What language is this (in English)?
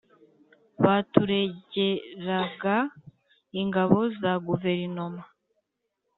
Kinyarwanda